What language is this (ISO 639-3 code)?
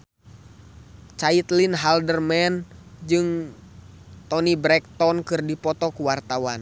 sun